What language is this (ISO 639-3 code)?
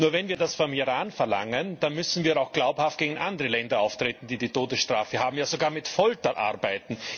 deu